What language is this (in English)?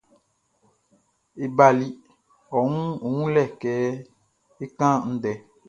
Baoulé